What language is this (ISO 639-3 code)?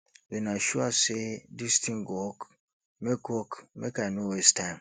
pcm